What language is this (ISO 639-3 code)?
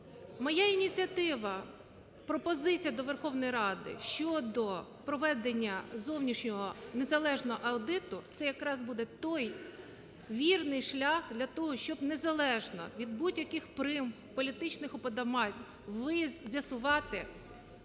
ukr